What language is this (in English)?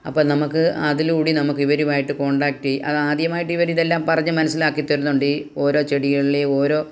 Malayalam